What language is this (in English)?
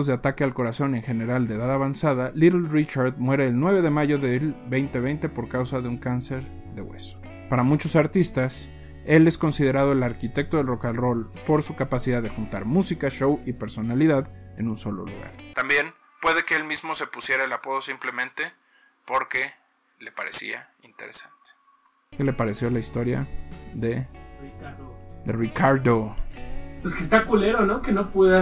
Spanish